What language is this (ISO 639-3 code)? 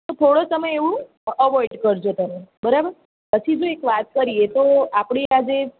guj